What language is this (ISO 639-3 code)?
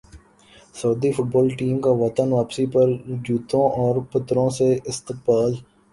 urd